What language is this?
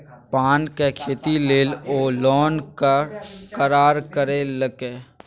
Maithili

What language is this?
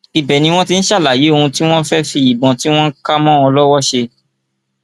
Yoruba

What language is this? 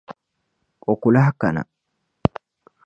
Dagbani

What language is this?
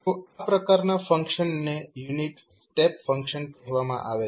Gujarati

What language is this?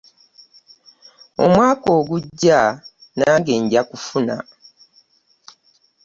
Ganda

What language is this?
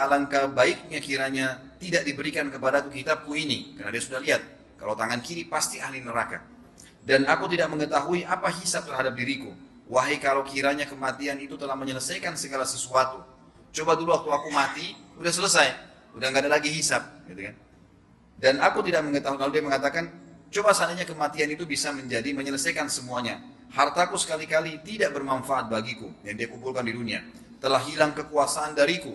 Indonesian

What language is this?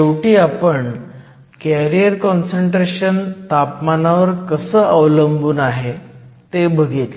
Marathi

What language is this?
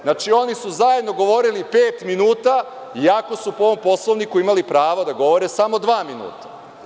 Serbian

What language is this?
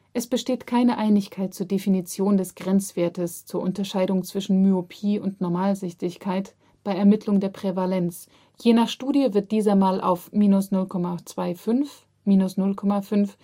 German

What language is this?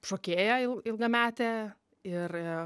Lithuanian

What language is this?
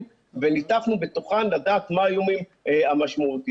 Hebrew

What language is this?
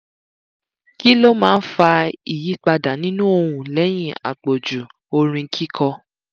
Yoruba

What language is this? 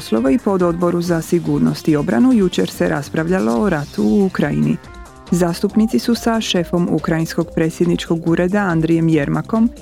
Croatian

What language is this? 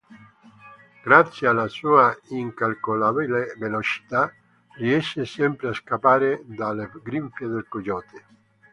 Italian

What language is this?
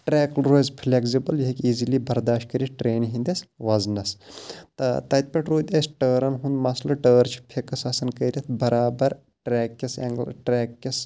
Kashmiri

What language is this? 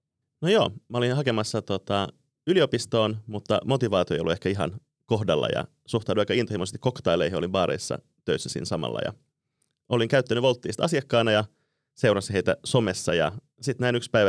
Finnish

